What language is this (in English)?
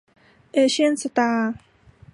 Thai